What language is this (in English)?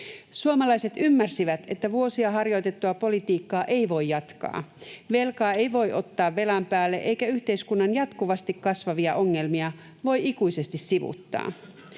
Finnish